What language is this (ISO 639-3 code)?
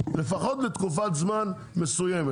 heb